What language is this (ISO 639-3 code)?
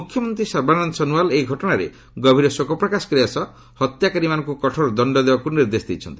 ori